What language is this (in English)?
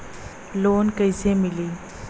Bhojpuri